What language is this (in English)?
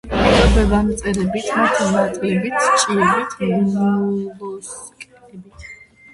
Georgian